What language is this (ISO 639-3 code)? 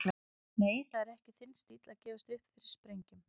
isl